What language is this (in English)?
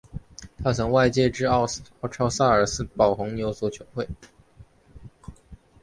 Chinese